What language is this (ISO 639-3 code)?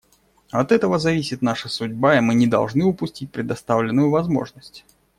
rus